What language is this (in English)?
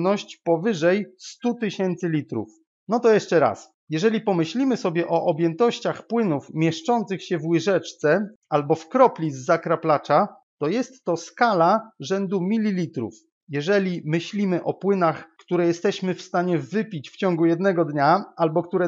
Polish